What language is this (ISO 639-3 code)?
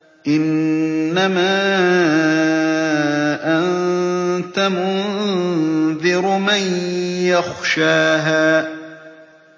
ara